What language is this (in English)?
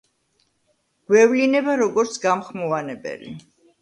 Georgian